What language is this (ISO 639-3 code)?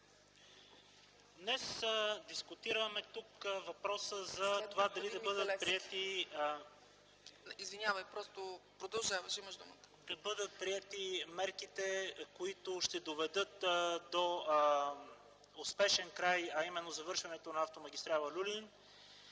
bul